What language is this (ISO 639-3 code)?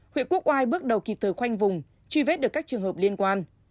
vie